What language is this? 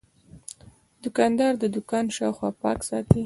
Pashto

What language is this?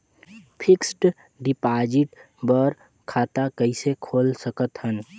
Chhattisgarhi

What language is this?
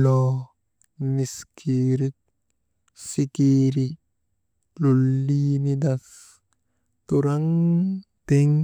Maba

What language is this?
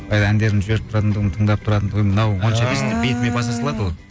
Kazakh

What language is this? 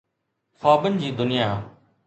Sindhi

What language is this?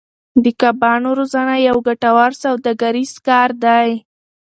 Pashto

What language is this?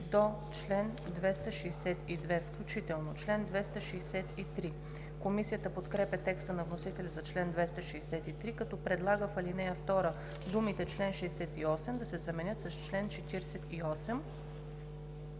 Bulgarian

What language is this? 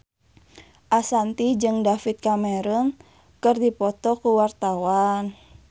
Sundanese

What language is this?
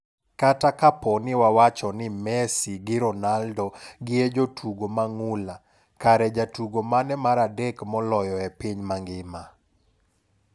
Luo (Kenya and Tanzania)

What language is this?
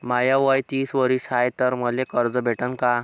Marathi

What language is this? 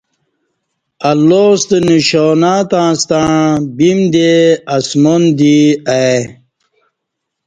Kati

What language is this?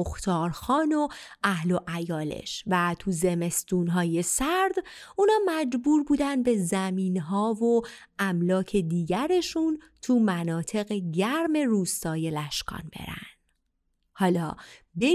Persian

